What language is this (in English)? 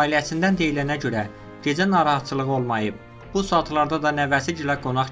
Turkish